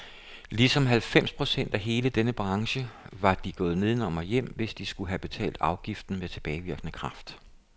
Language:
Danish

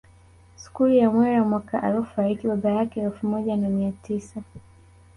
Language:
Swahili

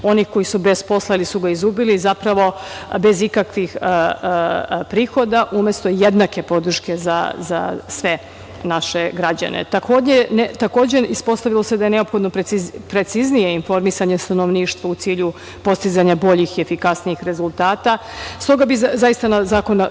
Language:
Serbian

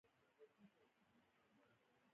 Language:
Pashto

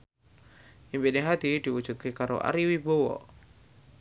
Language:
Javanese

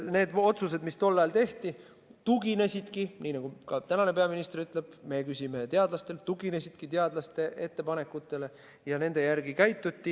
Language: Estonian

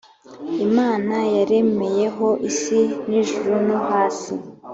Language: Kinyarwanda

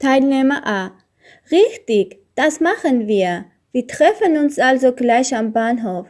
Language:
German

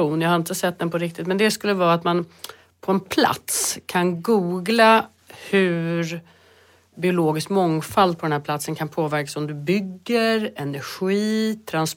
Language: Swedish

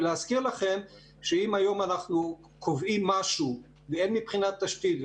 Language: Hebrew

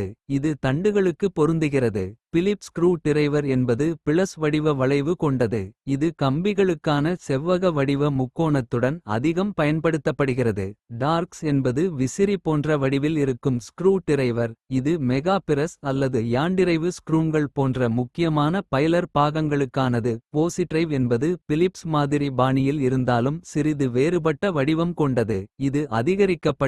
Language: Kota (India)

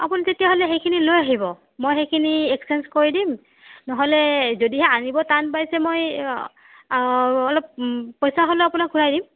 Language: Assamese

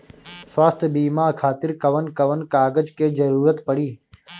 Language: Bhojpuri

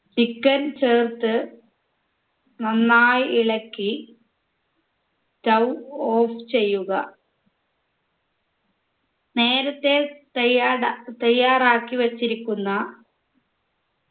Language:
Malayalam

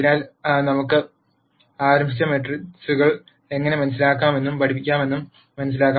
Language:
Malayalam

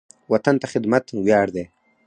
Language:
Pashto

